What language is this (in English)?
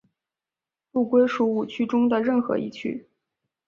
Chinese